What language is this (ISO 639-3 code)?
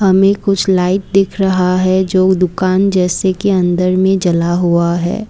hin